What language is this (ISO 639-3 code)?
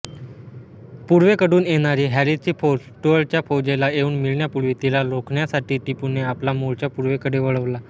mar